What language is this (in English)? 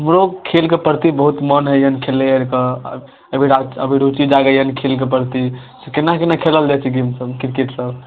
Maithili